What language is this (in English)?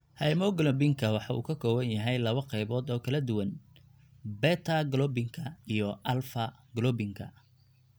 Somali